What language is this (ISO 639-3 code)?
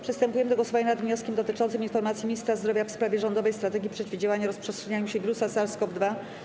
pol